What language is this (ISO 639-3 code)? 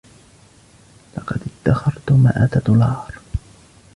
ara